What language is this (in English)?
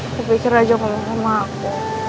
Indonesian